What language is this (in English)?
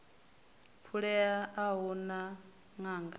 Venda